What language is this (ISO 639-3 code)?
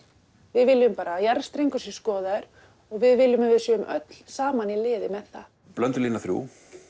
isl